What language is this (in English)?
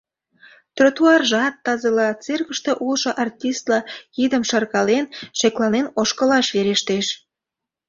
Mari